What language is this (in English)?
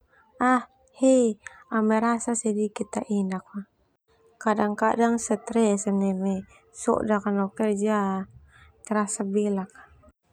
Termanu